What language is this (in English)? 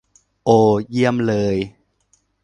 Thai